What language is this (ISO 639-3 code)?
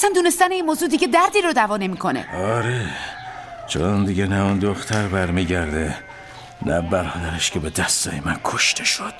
fas